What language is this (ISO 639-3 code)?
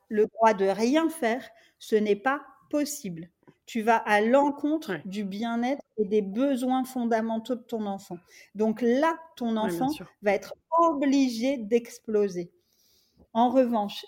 fra